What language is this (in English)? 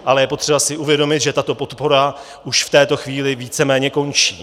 Czech